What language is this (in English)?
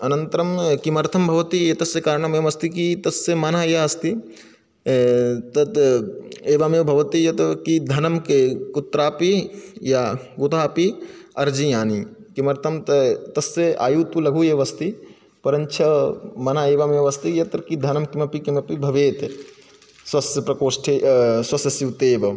Sanskrit